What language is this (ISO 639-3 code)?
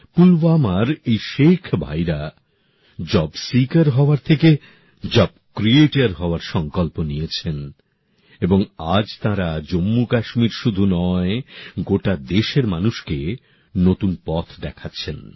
ben